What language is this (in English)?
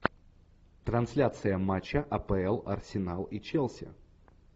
Russian